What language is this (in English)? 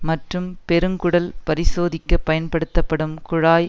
Tamil